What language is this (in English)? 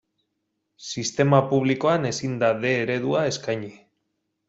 Basque